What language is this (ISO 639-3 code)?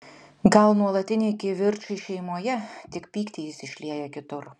lit